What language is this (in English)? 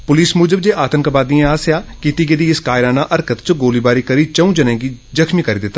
Dogri